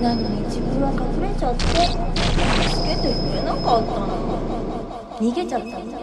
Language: Japanese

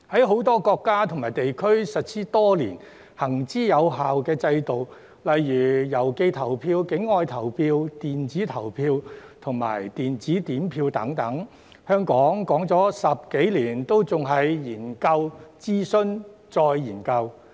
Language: Cantonese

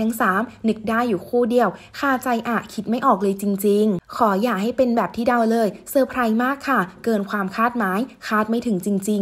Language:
Thai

